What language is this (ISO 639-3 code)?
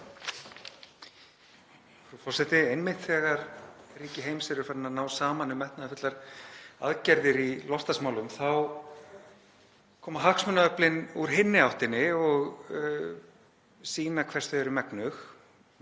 isl